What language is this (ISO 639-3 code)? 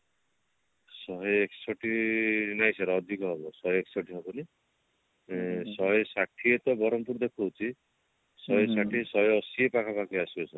ori